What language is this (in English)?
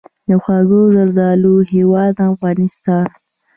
Pashto